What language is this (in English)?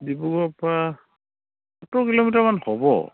Assamese